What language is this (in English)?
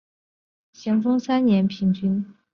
Chinese